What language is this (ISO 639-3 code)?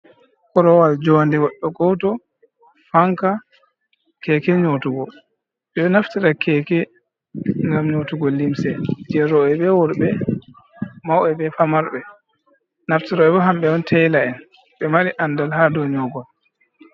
ful